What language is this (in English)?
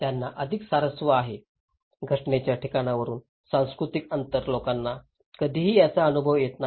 Marathi